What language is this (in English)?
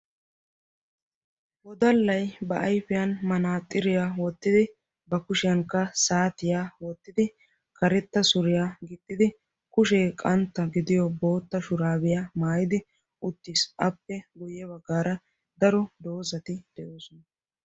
Wolaytta